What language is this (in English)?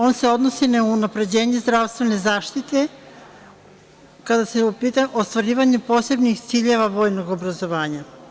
Serbian